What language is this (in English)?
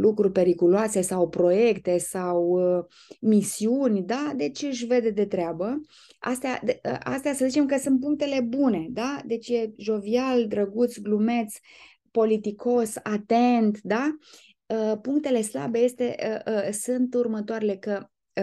Romanian